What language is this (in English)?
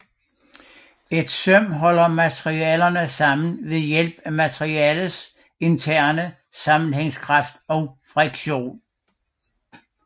Danish